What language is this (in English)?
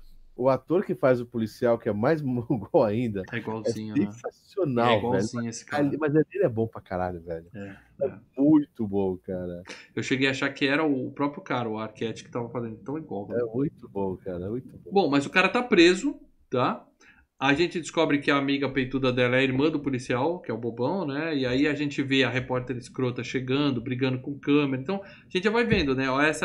Portuguese